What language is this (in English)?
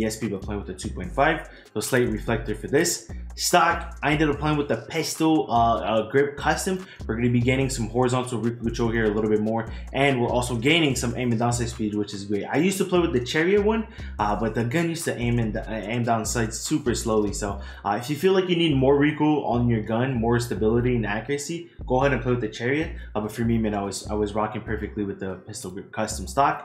English